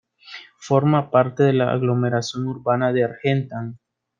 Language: Spanish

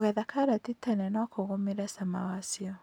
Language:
Kikuyu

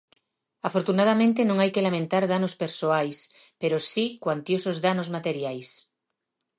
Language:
Galician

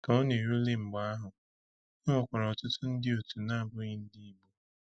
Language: Igbo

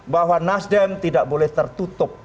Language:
Indonesian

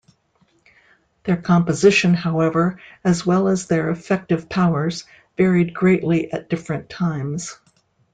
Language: English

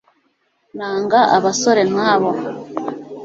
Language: Kinyarwanda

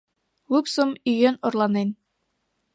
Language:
Mari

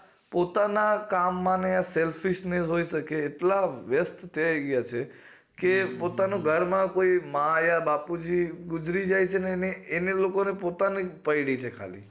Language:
Gujarati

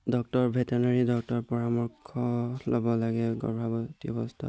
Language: Assamese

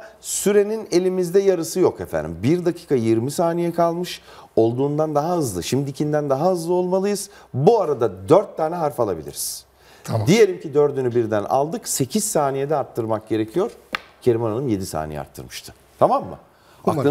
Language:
Turkish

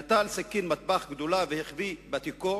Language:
Hebrew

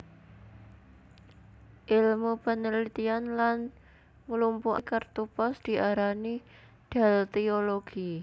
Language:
Javanese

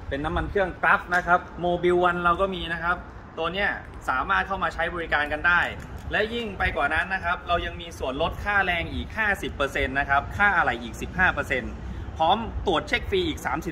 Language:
Thai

